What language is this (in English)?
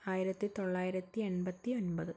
Malayalam